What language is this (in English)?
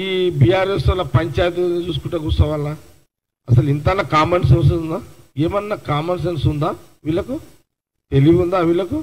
Telugu